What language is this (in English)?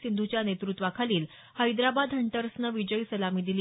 Marathi